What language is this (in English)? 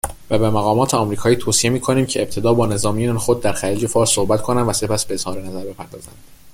Persian